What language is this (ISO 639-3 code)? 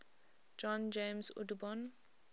eng